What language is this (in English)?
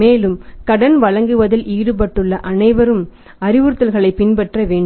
Tamil